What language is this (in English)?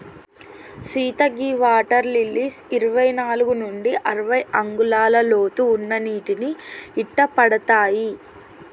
Telugu